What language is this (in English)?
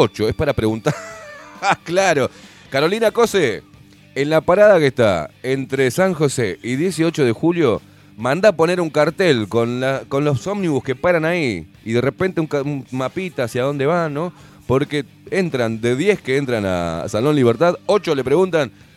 Spanish